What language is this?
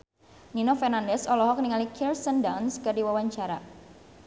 Sundanese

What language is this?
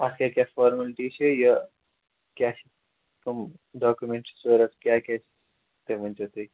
Kashmiri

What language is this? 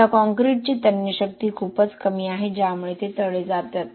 Marathi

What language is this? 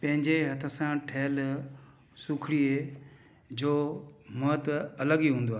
Sindhi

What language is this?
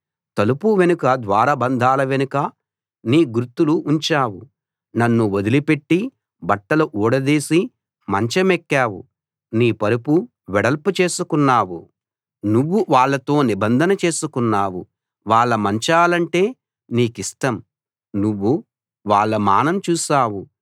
Telugu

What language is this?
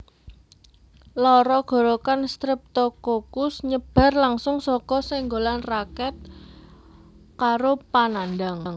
Javanese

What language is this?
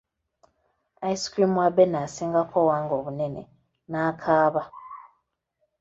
Ganda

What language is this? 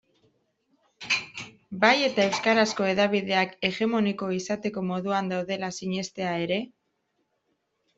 Basque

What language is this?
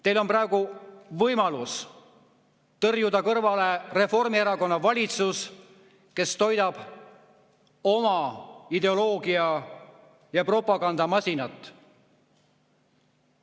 Estonian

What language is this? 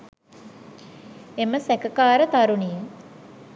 Sinhala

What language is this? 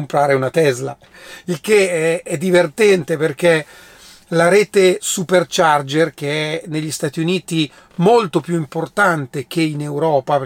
Italian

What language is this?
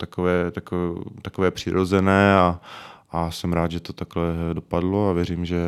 Czech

